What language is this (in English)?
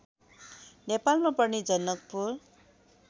Nepali